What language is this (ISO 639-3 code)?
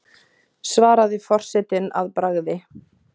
isl